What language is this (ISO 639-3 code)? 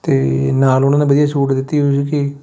pan